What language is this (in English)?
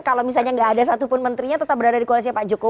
Indonesian